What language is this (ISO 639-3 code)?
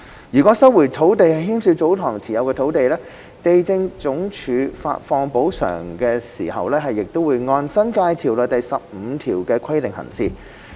yue